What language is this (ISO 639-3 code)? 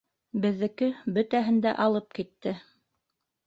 bak